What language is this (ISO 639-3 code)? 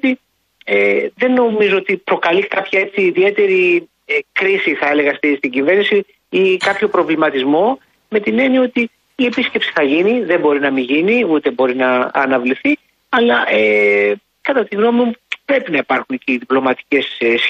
ell